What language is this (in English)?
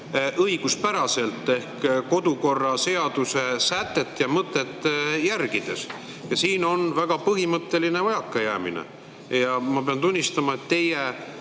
Estonian